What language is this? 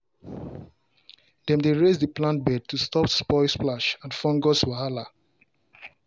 Nigerian Pidgin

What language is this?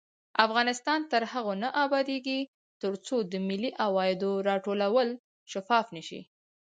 Pashto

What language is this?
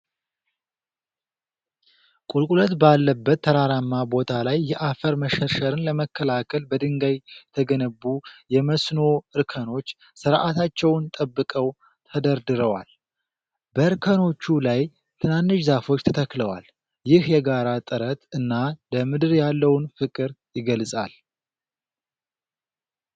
Amharic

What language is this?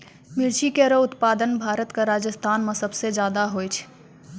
Maithili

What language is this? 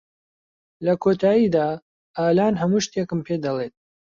Central Kurdish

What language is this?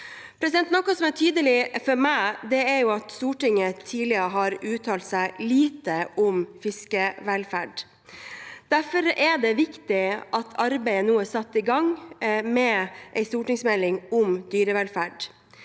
Norwegian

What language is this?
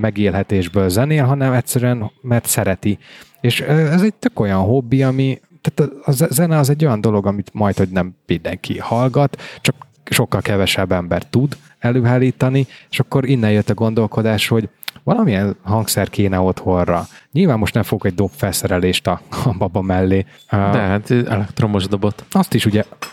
Hungarian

